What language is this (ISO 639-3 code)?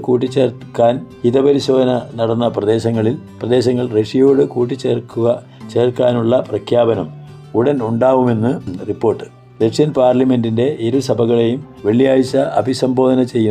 mal